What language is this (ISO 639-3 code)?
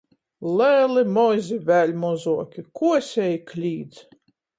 ltg